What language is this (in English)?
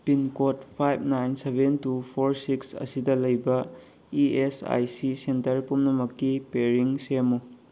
Manipuri